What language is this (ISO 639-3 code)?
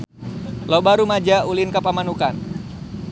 sun